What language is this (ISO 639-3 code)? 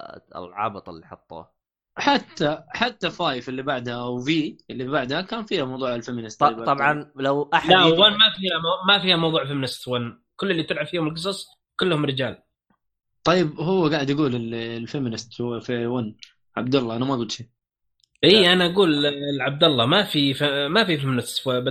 ara